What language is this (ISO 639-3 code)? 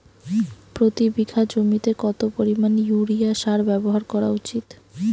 ben